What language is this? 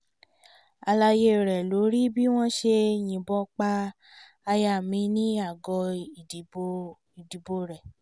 Yoruba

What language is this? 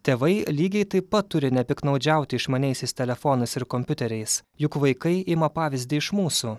Lithuanian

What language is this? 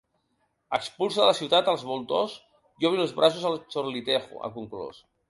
Catalan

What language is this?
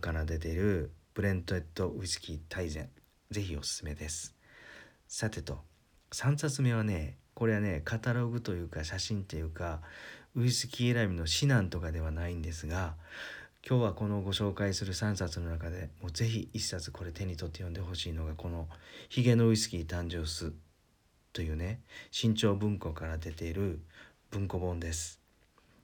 Japanese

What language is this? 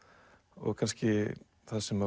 Icelandic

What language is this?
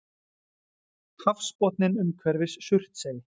Icelandic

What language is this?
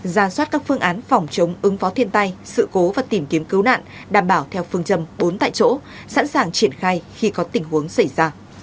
Vietnamese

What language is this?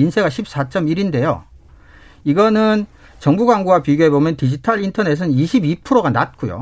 Korean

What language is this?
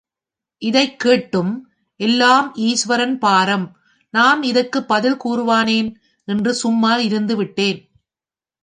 Tamil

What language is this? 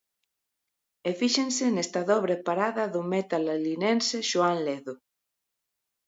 Galician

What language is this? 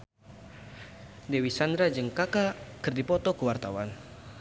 Sundanese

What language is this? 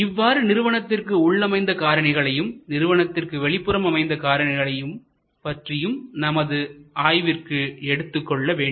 Tamil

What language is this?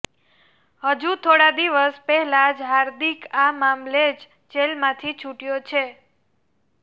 Gujarati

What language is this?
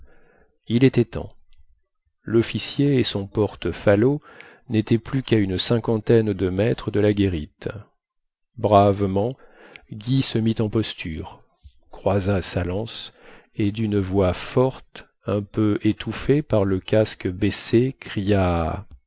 French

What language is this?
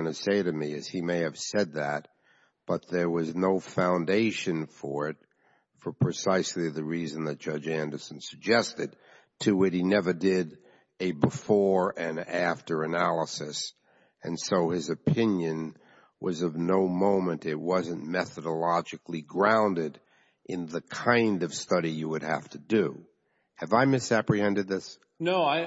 English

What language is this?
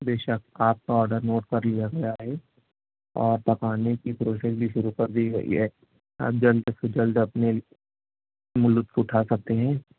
Urdu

